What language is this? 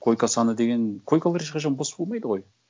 Kazakh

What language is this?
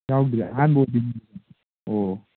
Manipuri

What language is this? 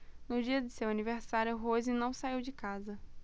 Portuguese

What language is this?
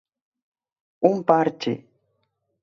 Galician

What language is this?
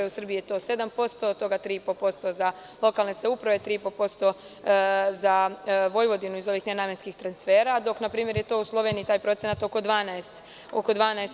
Serbian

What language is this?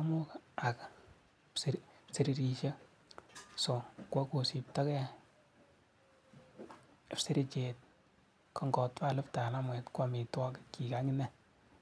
Kalenjin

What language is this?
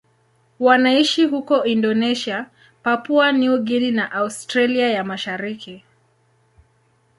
Swahili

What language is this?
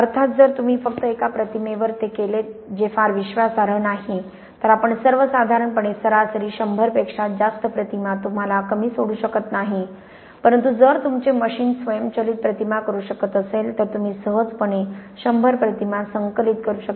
Marathi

